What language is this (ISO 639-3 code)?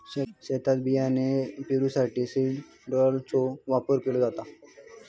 mar